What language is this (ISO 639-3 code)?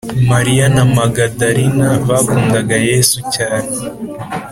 kin